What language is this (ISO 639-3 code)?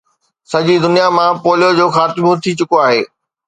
snd